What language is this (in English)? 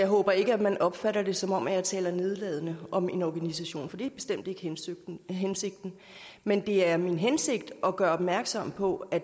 Danish